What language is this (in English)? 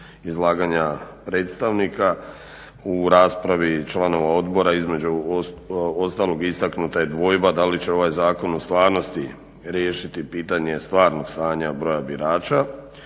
Croatian